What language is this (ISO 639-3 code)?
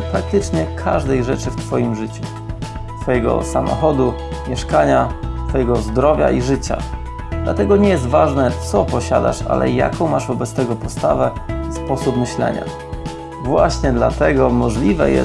pol